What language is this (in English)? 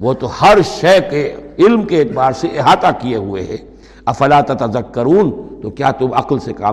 Urdu